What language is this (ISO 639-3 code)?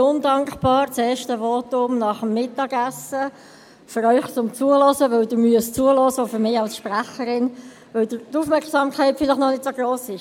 gsw